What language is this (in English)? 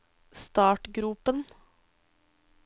Norwegian